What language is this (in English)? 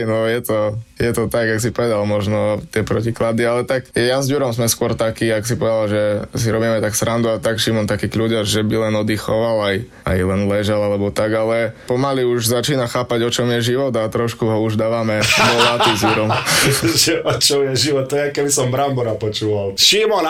Slovak